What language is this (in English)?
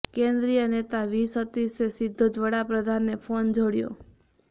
Gujarati